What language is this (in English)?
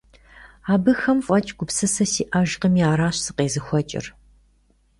Kabardian